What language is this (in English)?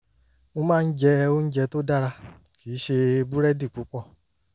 Yoruba